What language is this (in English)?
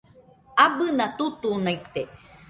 Nüpode Huitoto